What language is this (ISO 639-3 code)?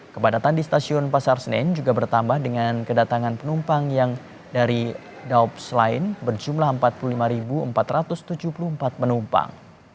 ind